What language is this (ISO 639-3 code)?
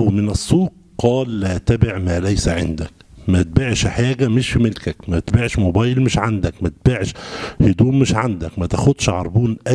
ara